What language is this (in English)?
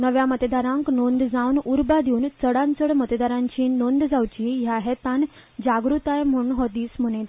Konkani